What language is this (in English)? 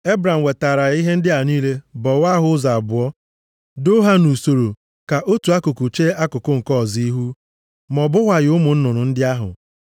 Igbo